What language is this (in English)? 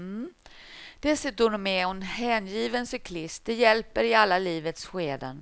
Swedish